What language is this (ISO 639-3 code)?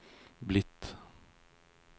nor